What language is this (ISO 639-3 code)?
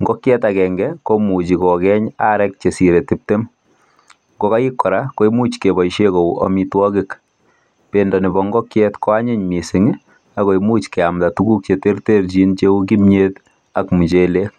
kln